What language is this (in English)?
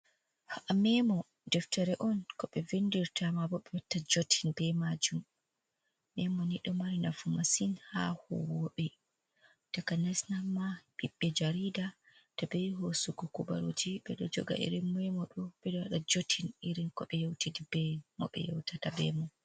Fula